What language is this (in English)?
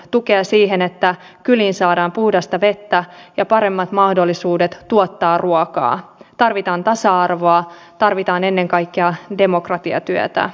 Finnish